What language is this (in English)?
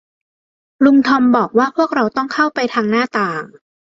Thai